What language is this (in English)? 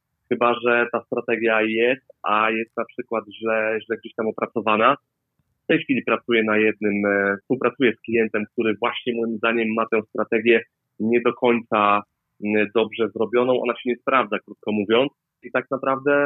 Polish